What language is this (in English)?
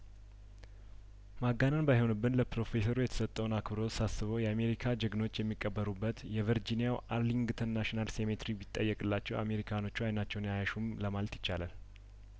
Amharic